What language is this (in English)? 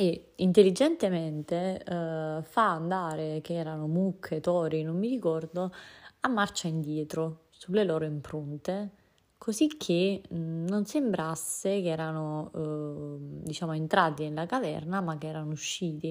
Italian